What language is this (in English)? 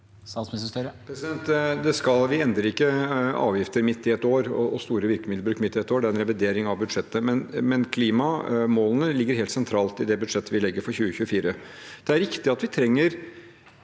Norwegian